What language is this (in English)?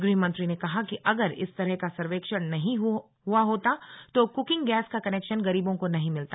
Hindi